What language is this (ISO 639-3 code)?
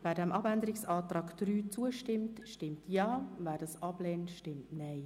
gsw